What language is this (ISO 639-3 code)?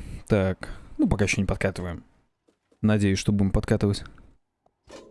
rus